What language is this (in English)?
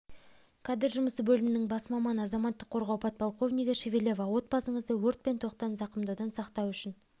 Kazakh